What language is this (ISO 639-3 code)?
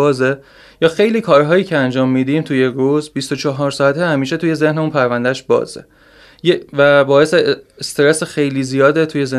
fas